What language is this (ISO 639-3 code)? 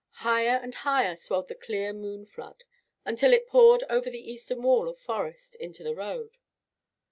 eng